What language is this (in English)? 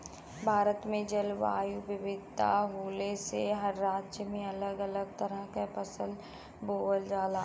Bhojpuri